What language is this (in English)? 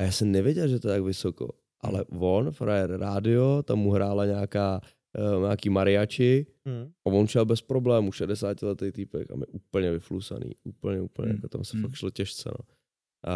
Czech